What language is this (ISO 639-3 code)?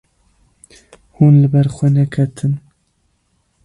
kur